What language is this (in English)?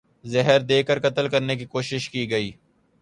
Urdu